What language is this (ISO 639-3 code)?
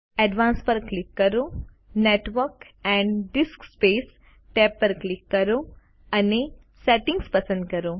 guj